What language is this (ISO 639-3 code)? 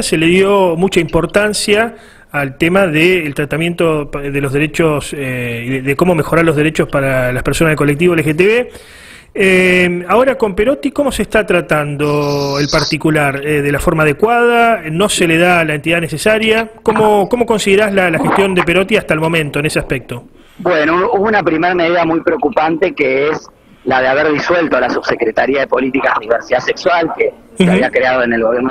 spa